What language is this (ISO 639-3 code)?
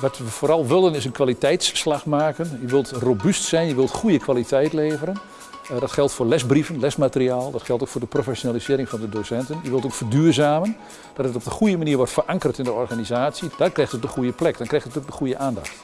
nld